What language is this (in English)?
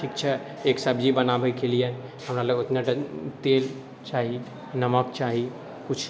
Maithili